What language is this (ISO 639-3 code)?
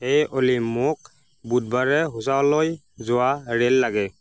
asm